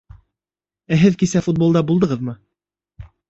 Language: Bashkir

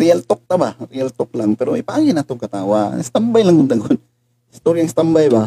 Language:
Filipino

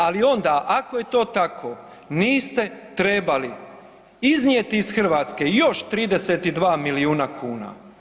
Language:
Croatian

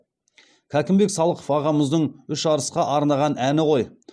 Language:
Kazakh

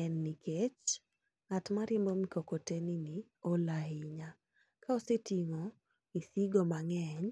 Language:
Luo (Kenya and Tanzania)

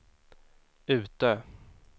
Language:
Swedish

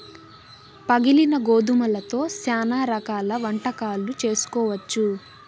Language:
Telugu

